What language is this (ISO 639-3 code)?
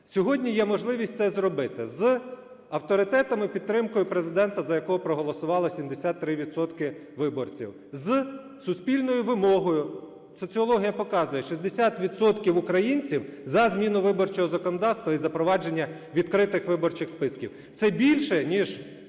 ukr